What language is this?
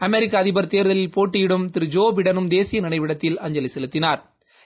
Tamil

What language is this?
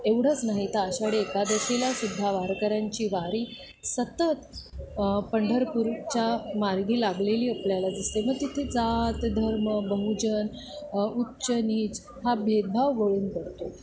Marathi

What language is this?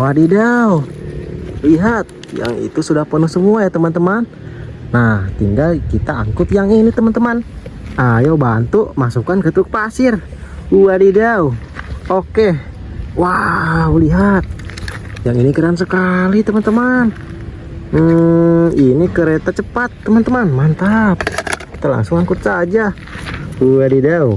Indonesian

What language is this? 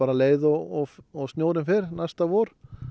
Icelandic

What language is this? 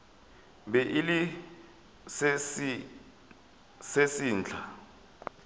Northern Sotho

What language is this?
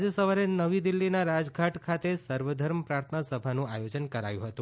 Gujarati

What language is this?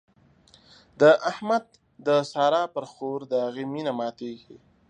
Pashto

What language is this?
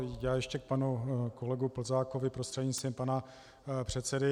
Czech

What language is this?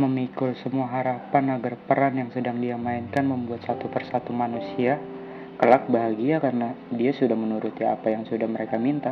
Indonesian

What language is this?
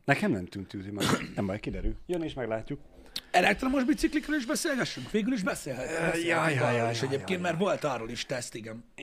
Hungarian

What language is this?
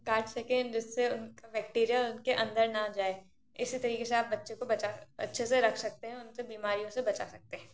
Hindi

